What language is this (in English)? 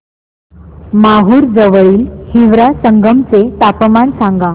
Marathi